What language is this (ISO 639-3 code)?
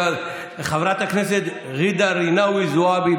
heb